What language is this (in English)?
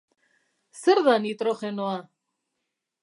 Basque